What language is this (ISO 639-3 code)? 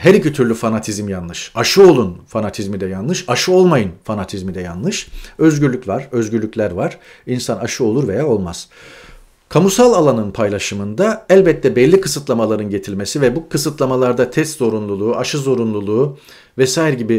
tur